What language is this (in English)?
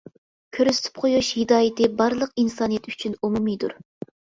Uyghur